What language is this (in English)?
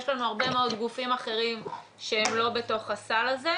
Hebrew